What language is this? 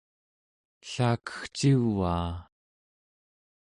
Central Yupik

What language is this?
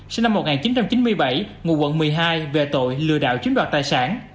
Vietnamese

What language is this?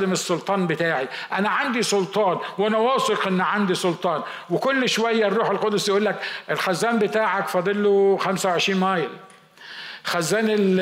Arabic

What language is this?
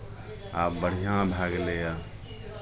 Maithili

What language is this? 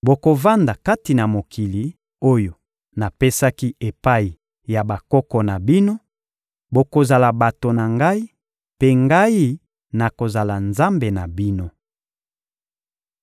Lingala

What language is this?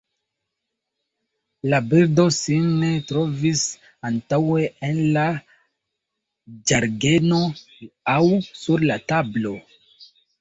Esperanto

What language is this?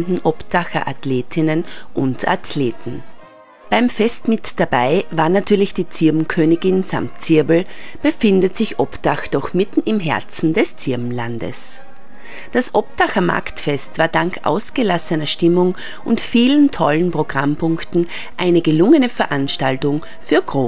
German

